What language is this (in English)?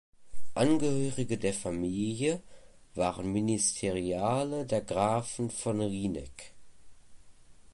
German